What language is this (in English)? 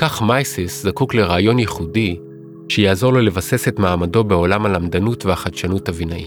Hebrew